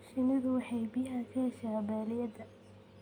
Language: Somali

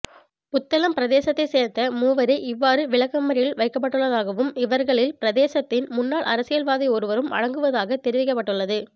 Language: Tamil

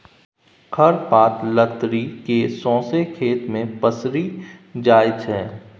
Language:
Maithili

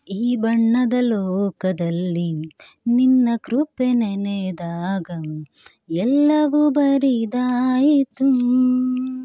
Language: Kannada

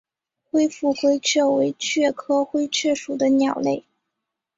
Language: Chinese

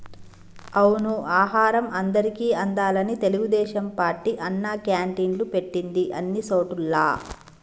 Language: Telugu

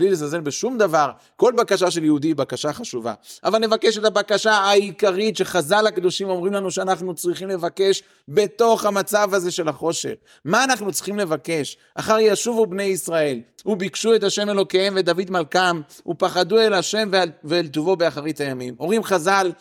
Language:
Hebrew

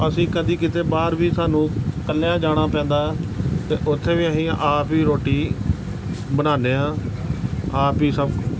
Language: Punjabi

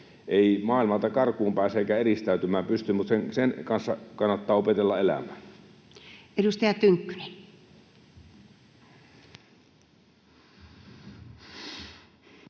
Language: Finnish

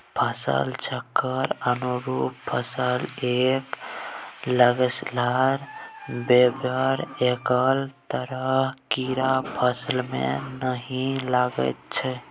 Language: Maithili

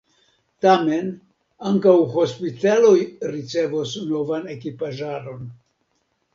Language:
Esperanto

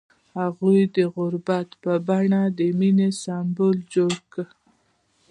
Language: Pashto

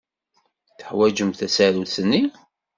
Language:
Kabyle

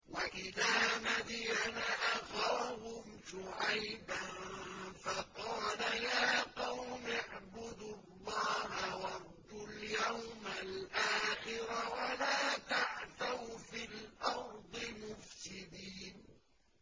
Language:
Arabic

